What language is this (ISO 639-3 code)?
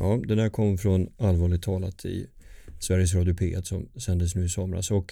swe